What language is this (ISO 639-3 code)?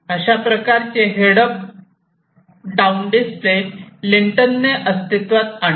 mar